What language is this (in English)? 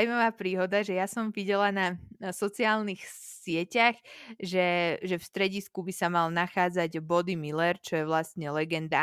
Slovak